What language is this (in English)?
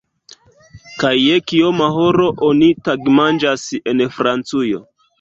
Esperanto